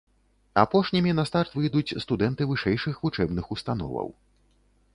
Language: Belarusian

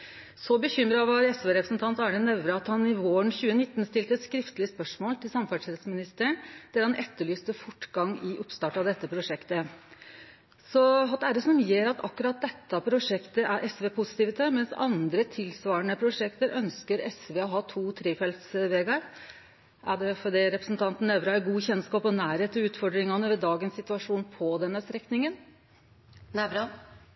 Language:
Norwegian Nynorsk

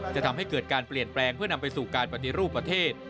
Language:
Thai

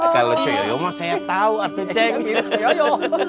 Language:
Indonesian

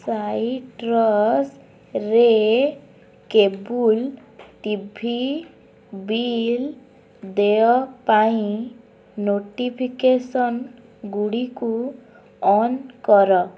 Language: Odia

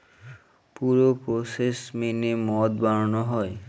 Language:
Bangla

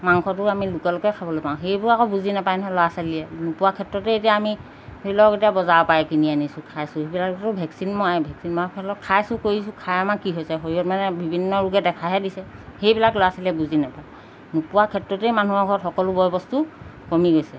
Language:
Assamese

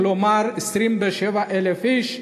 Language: Hebrew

